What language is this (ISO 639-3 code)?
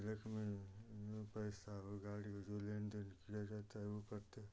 hin